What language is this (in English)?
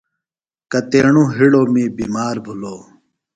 Phalura